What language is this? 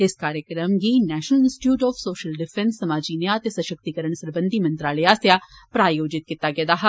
Dogri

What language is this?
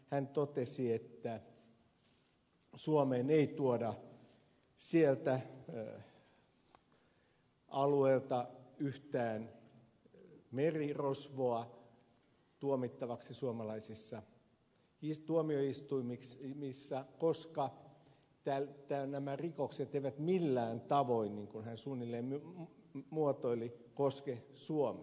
Finnish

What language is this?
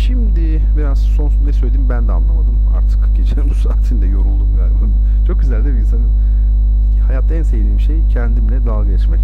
Turkish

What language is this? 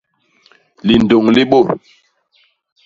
Basaa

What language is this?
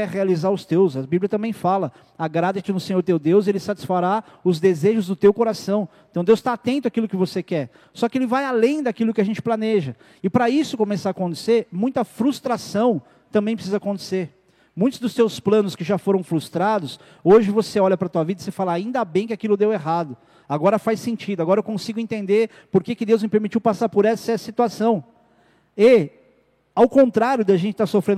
Portuguese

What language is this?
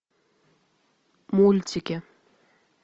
Russian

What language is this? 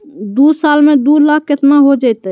Magahi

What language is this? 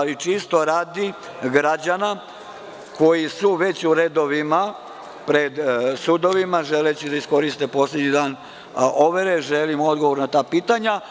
Serbian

